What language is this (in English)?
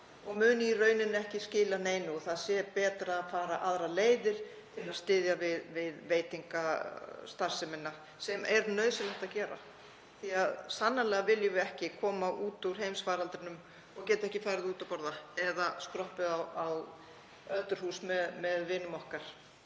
Icelandic